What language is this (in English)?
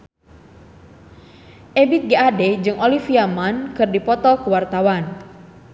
Sundanese